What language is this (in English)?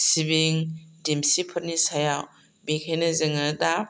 Bodo